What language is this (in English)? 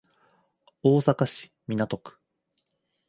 Japanese